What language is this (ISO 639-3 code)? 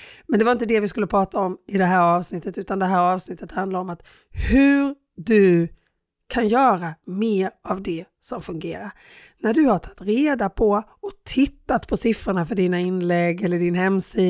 swe